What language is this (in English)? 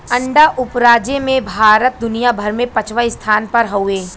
Bhojpuri